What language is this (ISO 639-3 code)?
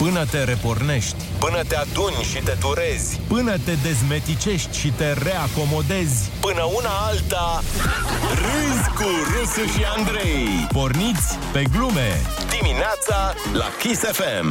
ron